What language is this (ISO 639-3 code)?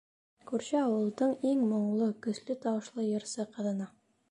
bak